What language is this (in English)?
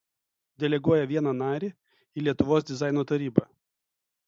Lithuanian